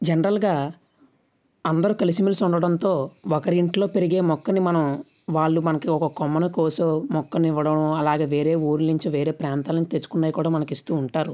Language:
Telugu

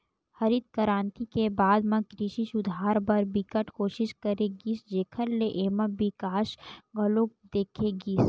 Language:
Chhattisgarhi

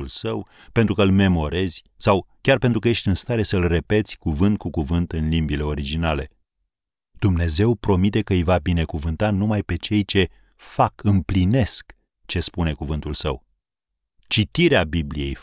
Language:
Romanian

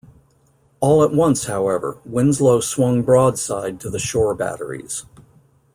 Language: English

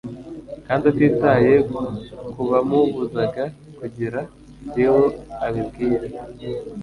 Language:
Kinyarwanda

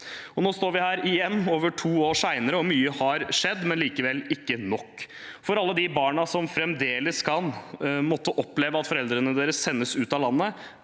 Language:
Norwegian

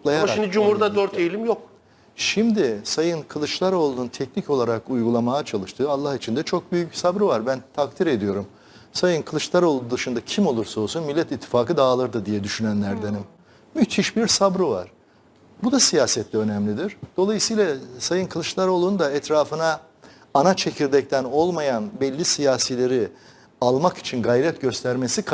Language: Turkish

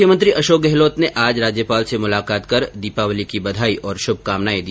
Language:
Hindi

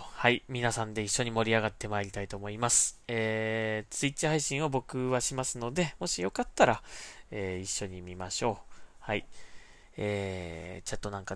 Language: Japanese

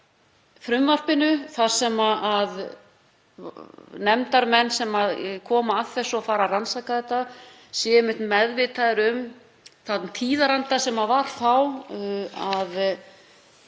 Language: Icelandic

